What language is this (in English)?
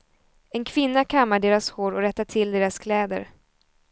Swedish